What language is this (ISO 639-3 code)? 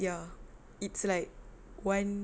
eng